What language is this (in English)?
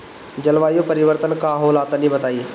Bhojpuri